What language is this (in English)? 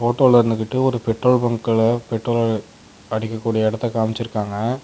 Tamil